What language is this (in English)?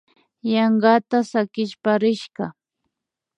Imbabura Highland Quichua